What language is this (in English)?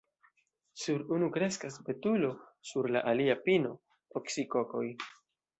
Esperanto